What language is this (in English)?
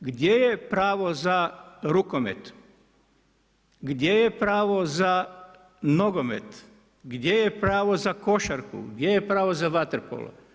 Croatian